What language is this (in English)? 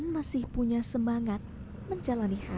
Indonesian